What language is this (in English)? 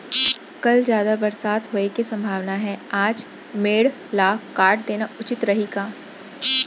Chhattisgarhi